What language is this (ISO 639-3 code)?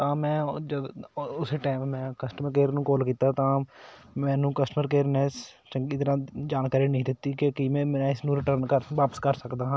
pan